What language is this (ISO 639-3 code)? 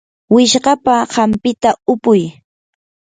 qur